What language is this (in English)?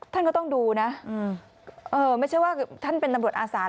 Thai